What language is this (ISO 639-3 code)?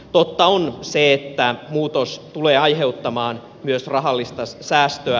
fin